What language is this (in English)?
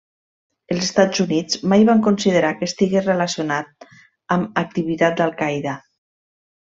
Catalan